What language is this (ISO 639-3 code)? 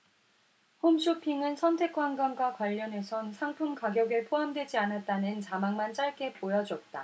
kor